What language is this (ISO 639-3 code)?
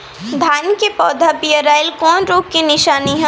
bho